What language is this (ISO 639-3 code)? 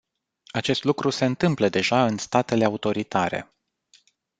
ron